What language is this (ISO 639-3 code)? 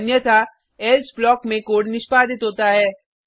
hin